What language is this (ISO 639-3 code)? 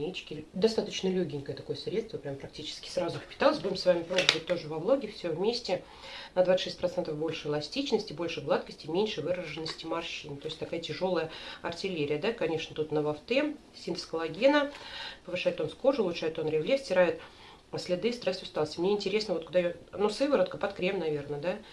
rus